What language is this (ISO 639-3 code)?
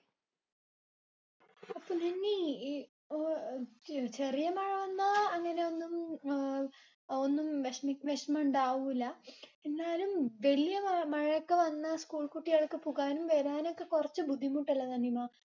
mal